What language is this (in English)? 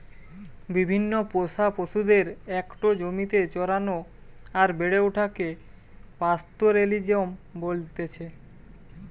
Bangla